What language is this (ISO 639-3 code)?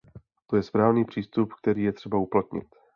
ces